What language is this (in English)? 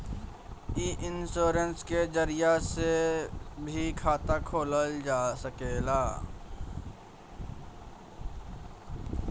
Bhojpuri